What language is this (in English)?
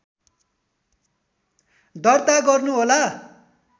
Nepali